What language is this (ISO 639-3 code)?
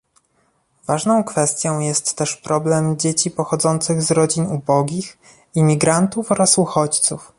pol